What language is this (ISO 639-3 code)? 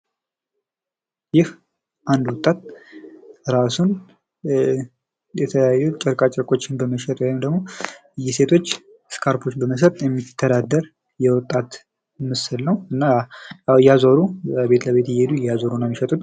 amh